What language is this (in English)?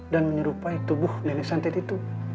Indonesian